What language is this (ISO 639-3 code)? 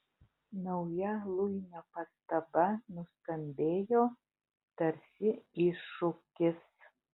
lit